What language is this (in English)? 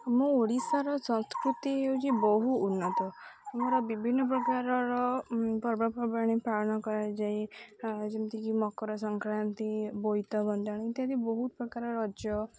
Odia